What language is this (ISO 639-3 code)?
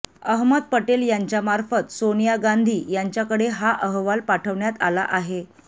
mar